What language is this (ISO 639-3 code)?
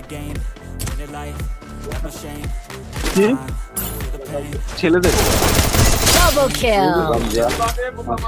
ara